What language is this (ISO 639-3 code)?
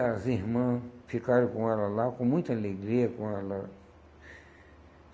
por